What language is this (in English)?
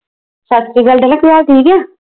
Punjabi